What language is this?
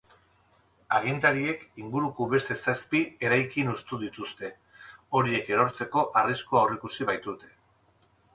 Basque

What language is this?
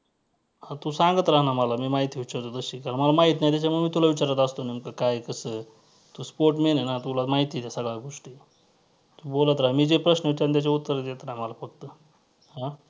Marathi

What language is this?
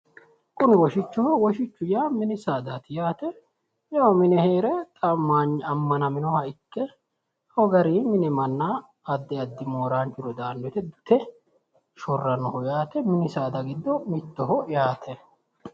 Sidamo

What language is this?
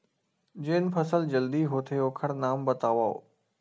Chhattisgarhi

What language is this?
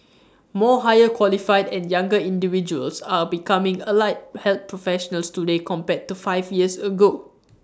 English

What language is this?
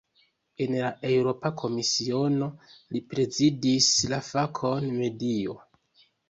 Esperanto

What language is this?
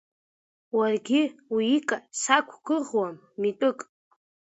Abkhazian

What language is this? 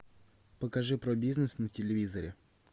Russian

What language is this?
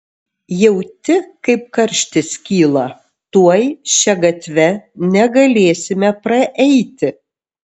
Lithuanian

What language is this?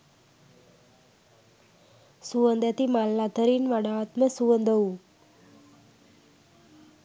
Sinhala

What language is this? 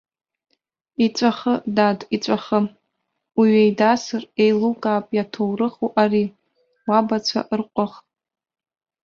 Abkhazian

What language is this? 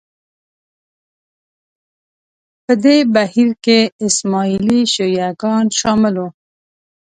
Pashto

